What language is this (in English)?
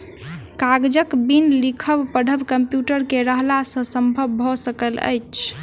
Maithili